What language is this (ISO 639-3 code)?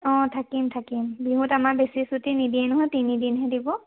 asm